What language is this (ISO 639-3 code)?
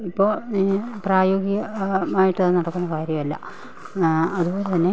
mal